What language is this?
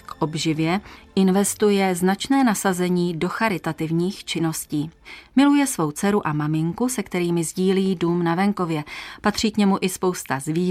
Czech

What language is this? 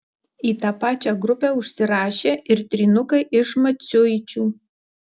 Lithuanian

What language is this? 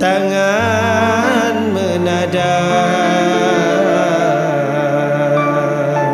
Malay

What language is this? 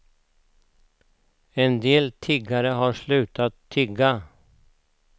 Swedish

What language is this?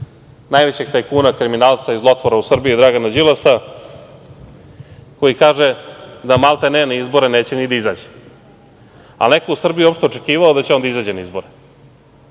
Serbian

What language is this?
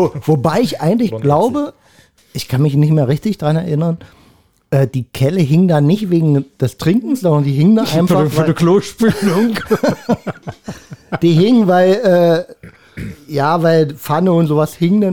German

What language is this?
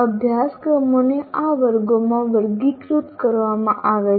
Gujarati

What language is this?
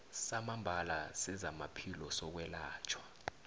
South Ndebele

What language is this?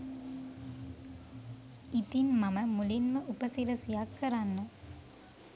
Sinhala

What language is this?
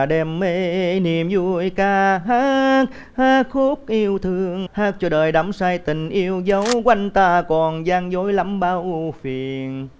Vietnamese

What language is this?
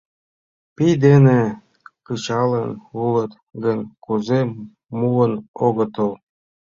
Mari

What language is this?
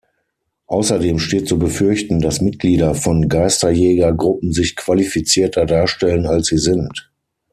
German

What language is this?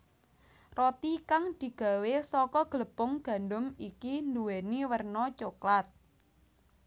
Javanese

